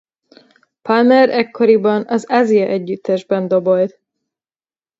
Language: Hungarian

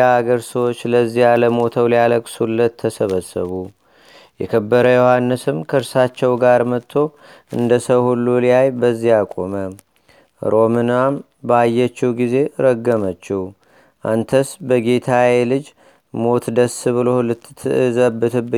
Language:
Amharic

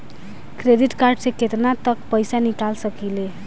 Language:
Bhojpuri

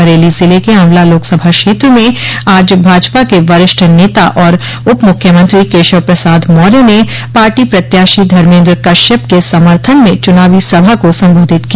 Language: Hindi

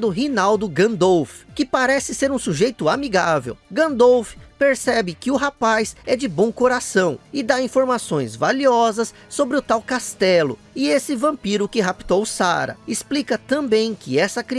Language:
Portuguese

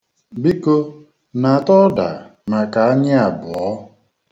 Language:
Igbo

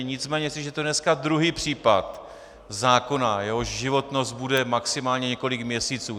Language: Czech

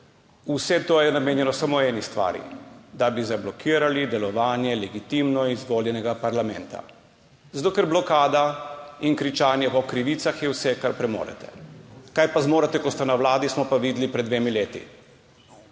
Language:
Slovenian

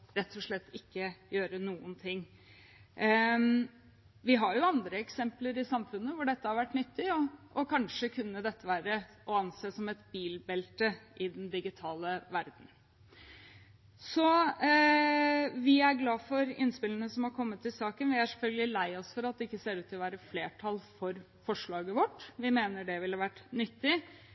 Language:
Norwegian Bokmål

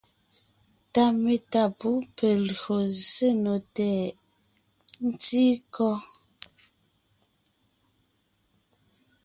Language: Ngiemboon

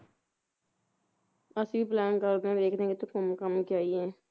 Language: Punjabi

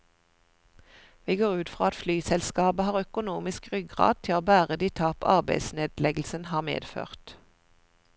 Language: Norwegian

